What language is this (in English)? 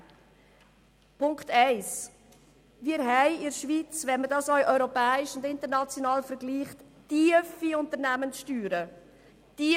Swiss German